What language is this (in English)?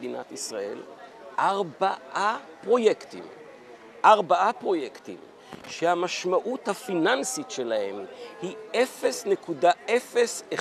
Hebrew